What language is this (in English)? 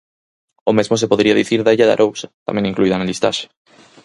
Galician